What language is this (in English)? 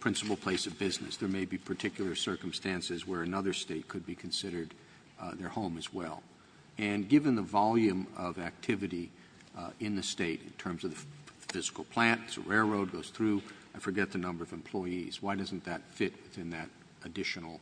English